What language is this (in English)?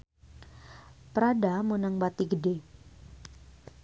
Sundanese